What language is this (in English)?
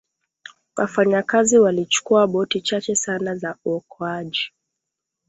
Swahili